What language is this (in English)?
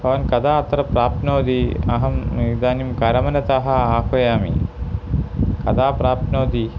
Sanskrit